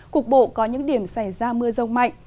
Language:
Vietnamese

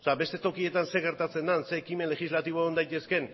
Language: Basque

